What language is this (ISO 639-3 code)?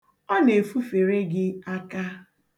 ibo